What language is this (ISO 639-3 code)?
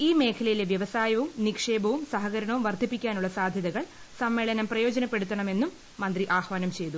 mal